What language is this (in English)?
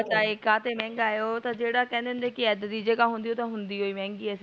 Punjabi